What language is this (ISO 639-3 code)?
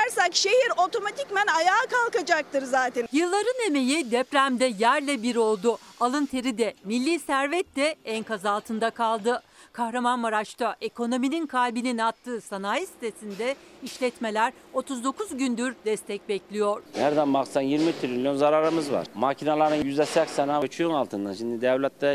tur